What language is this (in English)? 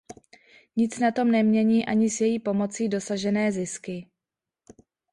Czech